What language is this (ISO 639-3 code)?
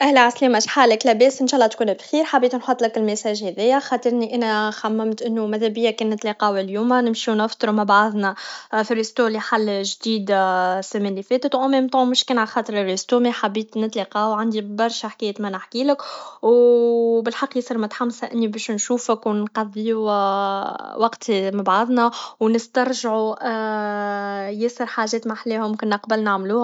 aeb